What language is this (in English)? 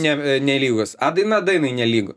Lithuanian